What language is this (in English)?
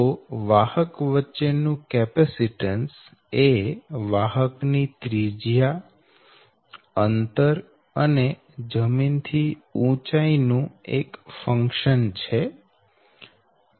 Gujarati